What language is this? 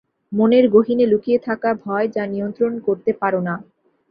Bangla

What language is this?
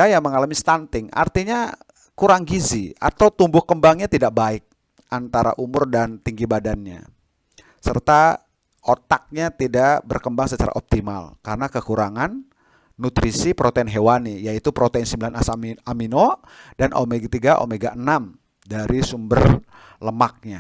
Indonesian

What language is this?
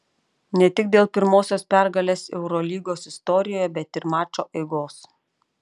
Lithuanian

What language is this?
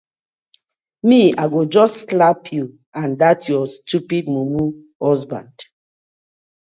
Nigerian Pidgin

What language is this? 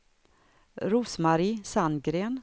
Swedish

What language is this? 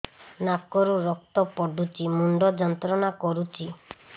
Odia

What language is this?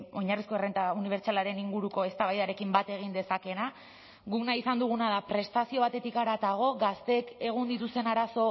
Basque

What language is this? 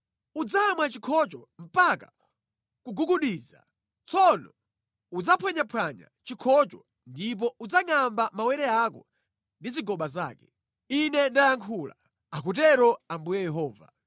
Nyanja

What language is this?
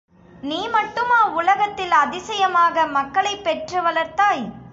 Tamil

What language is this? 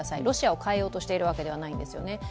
Japanese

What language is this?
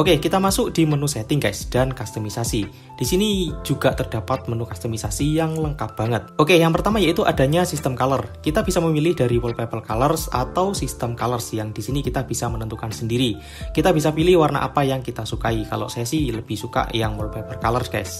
Indonesian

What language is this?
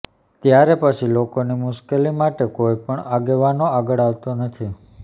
Gujarati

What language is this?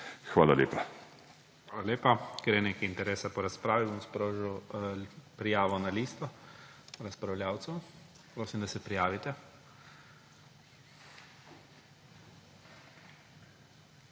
Slovenian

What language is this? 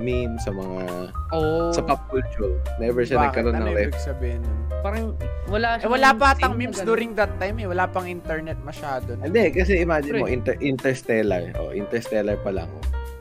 Filipino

